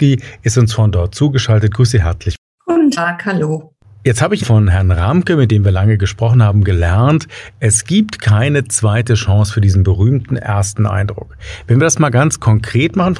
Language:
German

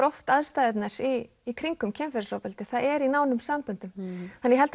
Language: Icelandic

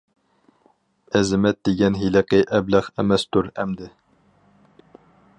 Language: Uyghur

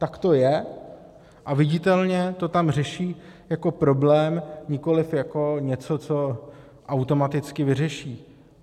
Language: Czech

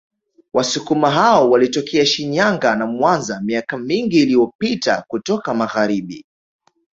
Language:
Swahili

